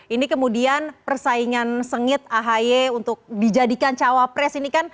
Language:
Indonesian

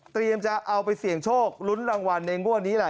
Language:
Thai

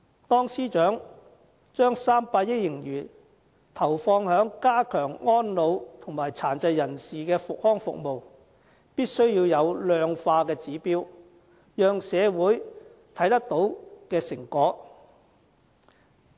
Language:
Cantonese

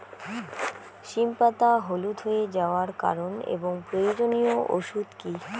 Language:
Bangla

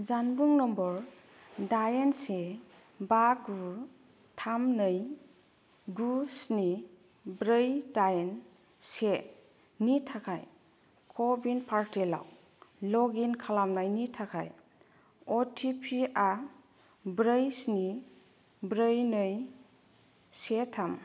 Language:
Bodo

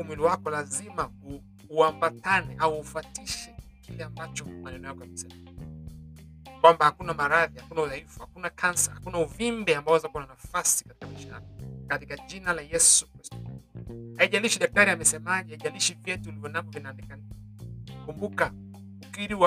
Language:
Swahili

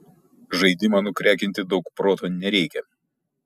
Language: Lithuanian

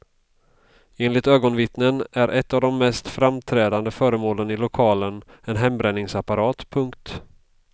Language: Swedish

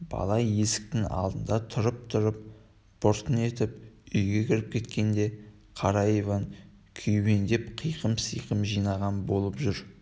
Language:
Kazakh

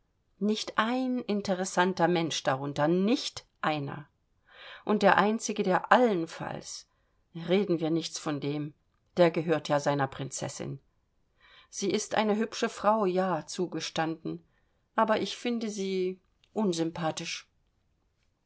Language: German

